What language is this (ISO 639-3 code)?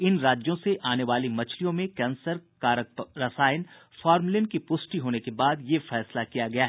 hin